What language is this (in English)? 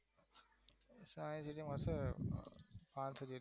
Gujarati